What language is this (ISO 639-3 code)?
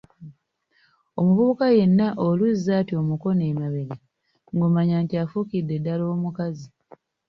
lug